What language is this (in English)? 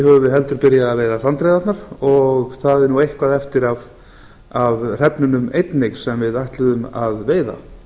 Icelandic